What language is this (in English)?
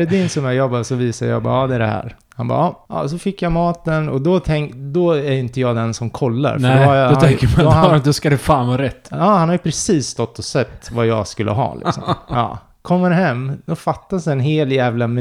Swedish